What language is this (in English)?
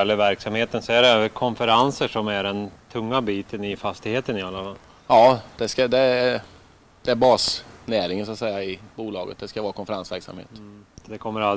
Swedish